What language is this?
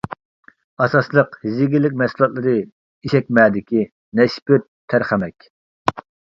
Uyghur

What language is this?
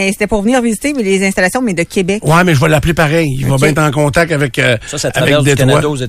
French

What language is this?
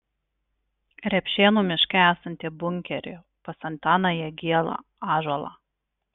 Lithuanian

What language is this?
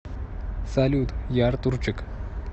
Russian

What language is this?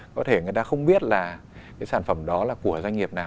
Vietnamese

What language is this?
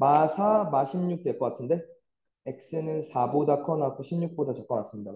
Korean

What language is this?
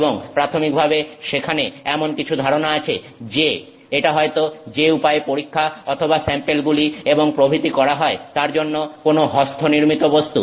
Bangla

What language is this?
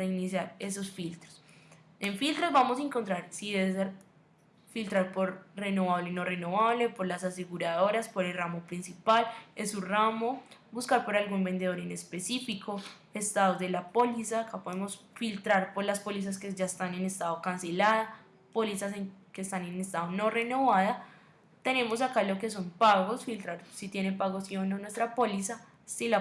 Spanish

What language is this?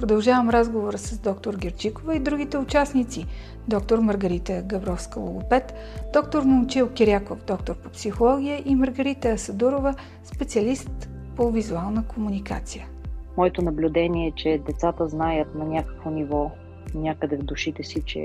Bulgarian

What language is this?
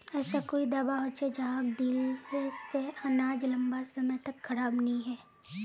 Magahi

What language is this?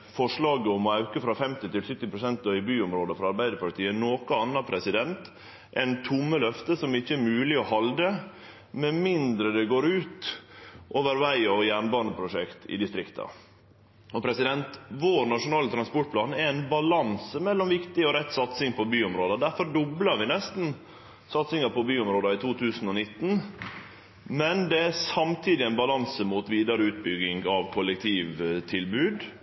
Norwegian Nynorsk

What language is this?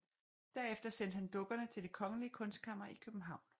Danish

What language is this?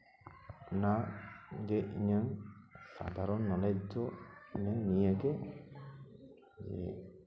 Santali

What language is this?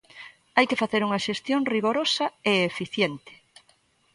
Galician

